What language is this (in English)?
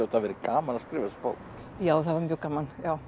Icelandic